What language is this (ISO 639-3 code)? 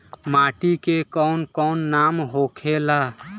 bho